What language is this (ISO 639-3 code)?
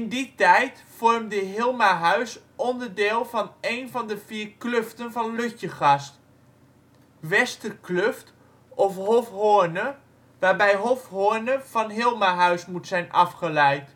nld